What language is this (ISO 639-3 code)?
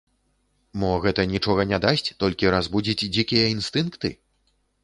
bel